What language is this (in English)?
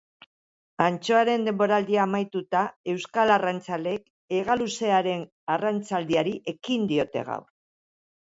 Basque